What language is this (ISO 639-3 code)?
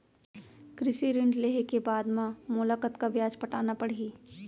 hne